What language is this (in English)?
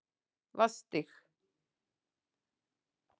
Icelandic